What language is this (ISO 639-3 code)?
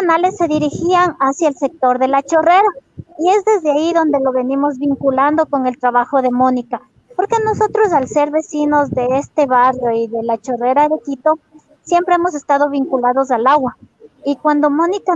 spa